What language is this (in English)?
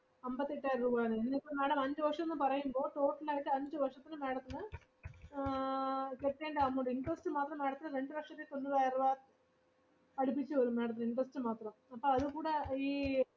Malayalam